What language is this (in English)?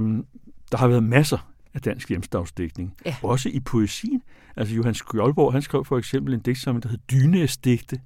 Danish